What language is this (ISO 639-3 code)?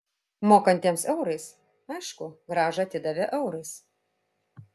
lit